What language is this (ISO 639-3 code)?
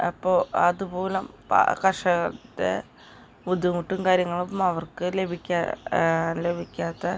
mal